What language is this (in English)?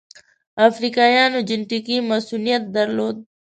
Pashto